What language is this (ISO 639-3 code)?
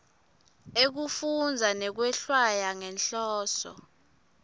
ssw